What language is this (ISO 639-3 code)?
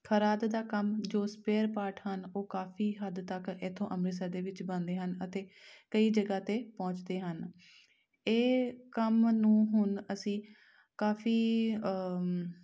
pan